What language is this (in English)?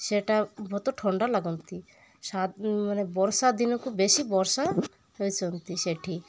Odia